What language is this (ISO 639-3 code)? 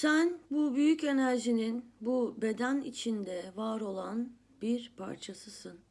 tur